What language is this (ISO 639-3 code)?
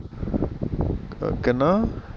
pan